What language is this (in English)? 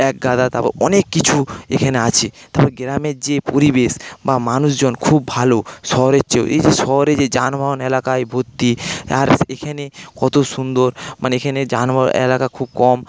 Bangla